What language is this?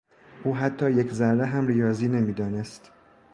Persian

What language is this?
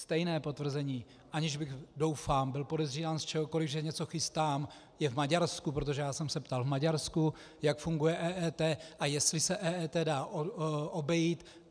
Czech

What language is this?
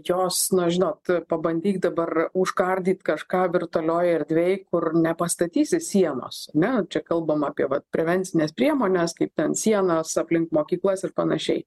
Lithuanian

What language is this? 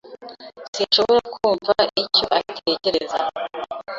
Kinyarwanda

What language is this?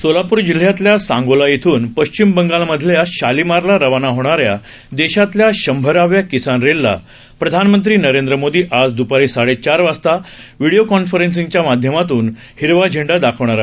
Marathi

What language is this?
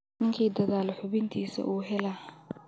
Somali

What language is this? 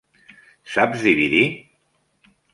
Catalan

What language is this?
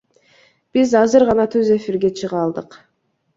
Kyrgyz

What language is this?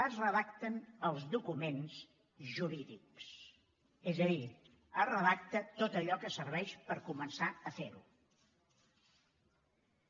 Catalan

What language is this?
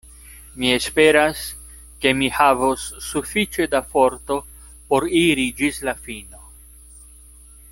Esperanto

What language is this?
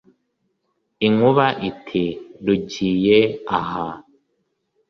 Kinyarwanda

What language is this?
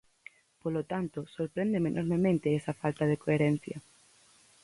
Galician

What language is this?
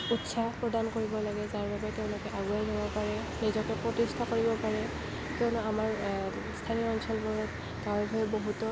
Assamese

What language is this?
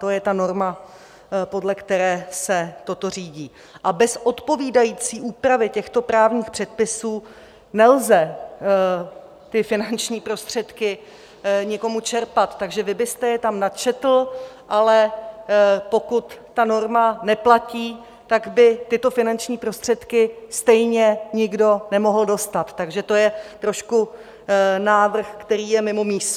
Czech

